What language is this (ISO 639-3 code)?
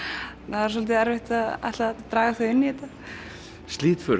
isl